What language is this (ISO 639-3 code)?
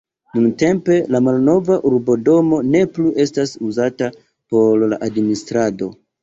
epo